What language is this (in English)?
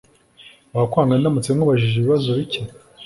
Kinyarwanda